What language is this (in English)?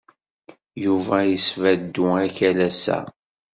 Kabyle